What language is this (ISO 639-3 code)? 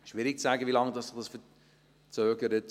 gsw